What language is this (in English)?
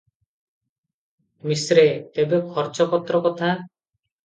Odia